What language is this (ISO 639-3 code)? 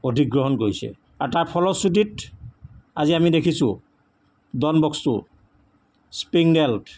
asm